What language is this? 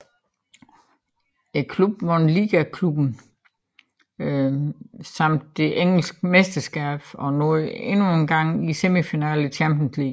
Danish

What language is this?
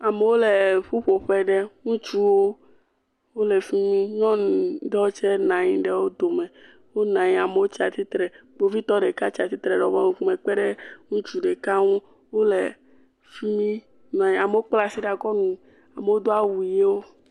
Ewe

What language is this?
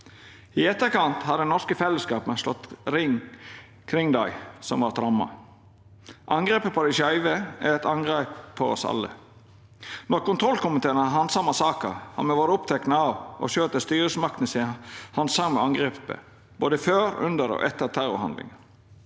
Norwegian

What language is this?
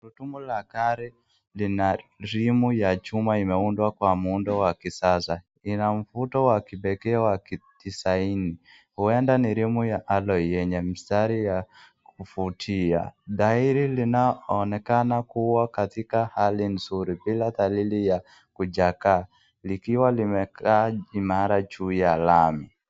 Swahili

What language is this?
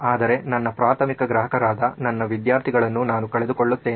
Kannada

